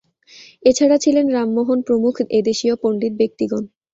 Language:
Bangla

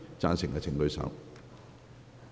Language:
Cantonese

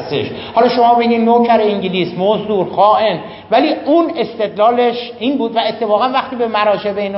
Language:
Persian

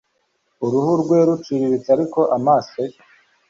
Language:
Kinyarwanda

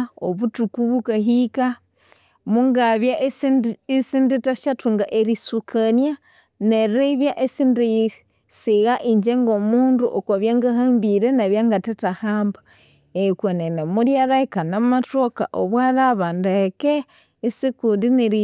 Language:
Konzo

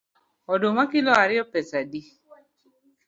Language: Luo (Kenya and Tanzania)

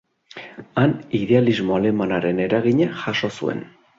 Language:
Basque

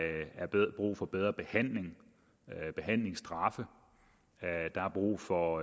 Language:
Danish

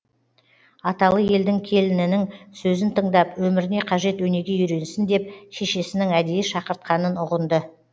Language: Kazakh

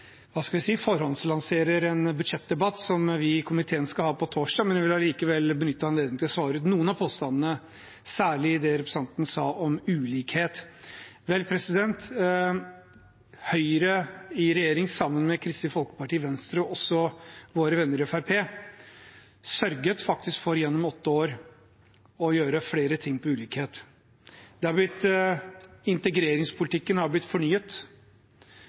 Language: Norwegian Bokmål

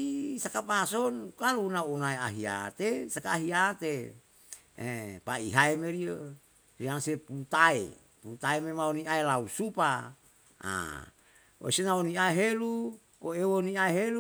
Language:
Yalahatan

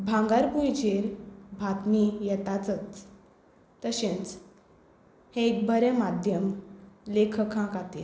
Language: Konkani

